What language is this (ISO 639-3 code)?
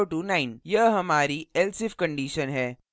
hin